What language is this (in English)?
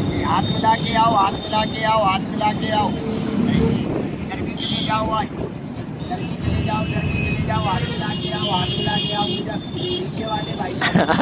Hindi